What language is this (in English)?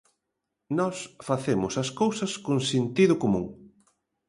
Galician